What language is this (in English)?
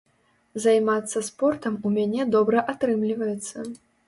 Belarusian